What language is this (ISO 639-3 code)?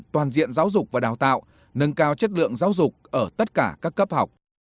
vie